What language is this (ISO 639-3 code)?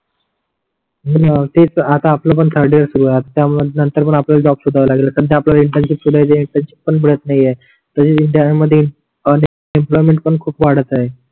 mar